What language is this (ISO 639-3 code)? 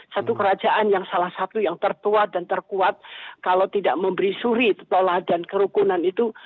ind